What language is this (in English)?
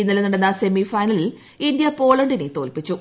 Malayalam